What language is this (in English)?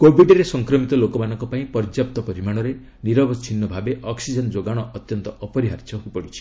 Odia